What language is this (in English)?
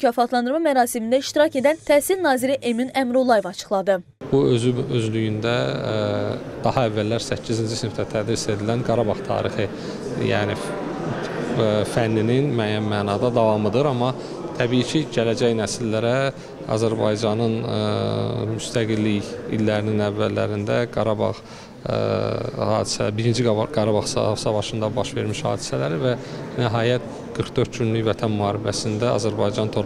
Turkish